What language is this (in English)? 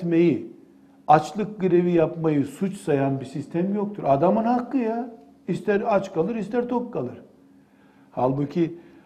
Turkish